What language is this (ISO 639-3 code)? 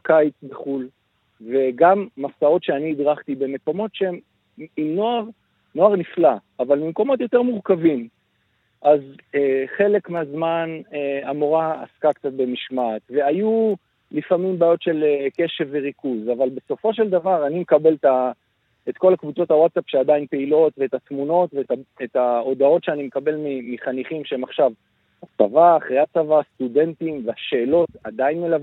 heb